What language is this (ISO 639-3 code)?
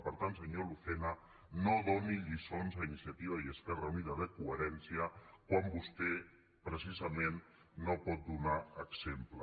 cat